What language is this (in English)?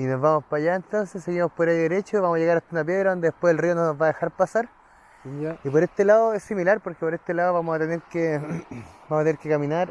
Spanish